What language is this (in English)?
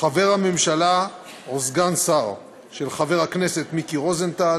Hebrew